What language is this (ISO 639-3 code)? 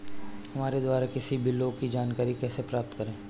hin